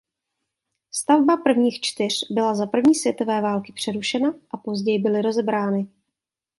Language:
Czech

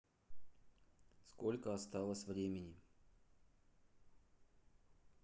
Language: Russian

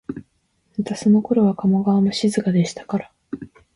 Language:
Japanese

